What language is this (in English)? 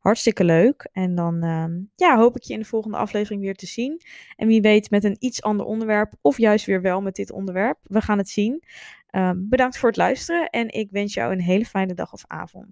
Dutch